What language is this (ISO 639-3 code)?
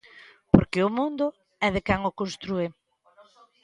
glg